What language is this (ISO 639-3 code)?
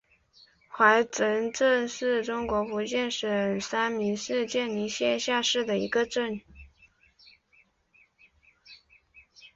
zho